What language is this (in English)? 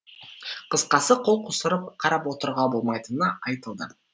Kazakh